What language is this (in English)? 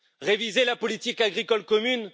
French